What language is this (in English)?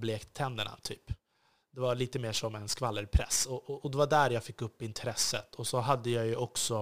Swedish